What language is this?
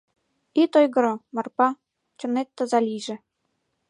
Mari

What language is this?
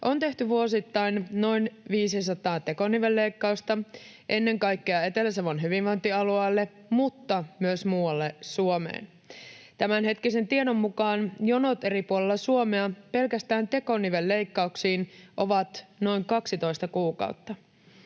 Finnish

